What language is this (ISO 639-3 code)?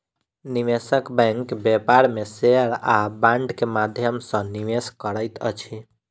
mai